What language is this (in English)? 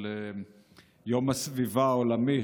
Hebrew